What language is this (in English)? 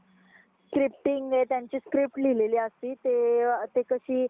Marathi